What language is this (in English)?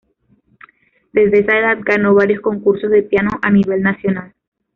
Spanish